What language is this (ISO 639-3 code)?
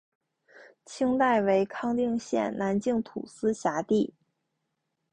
zho